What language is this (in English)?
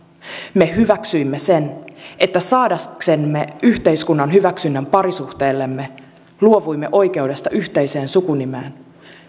Finnish